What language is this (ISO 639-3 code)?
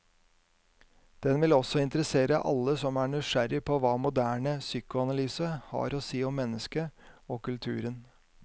nor